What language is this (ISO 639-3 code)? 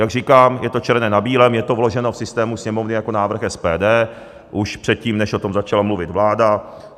ces